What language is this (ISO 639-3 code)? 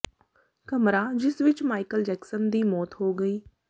pan